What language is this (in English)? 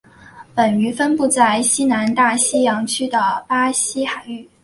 Chinese